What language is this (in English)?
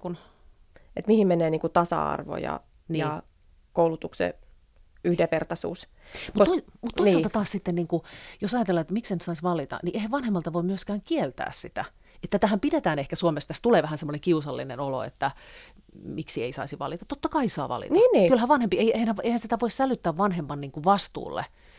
Finnish